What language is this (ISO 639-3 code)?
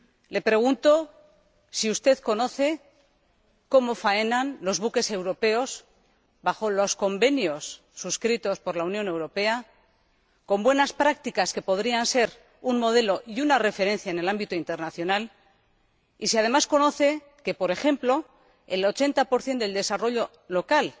spa